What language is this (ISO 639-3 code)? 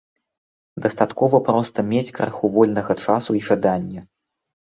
bel